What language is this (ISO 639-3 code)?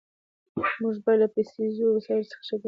pus